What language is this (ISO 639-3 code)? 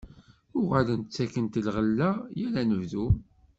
kab